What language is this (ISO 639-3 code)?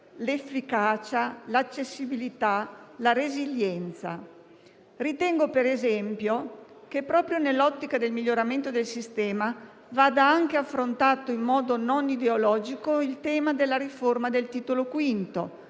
ita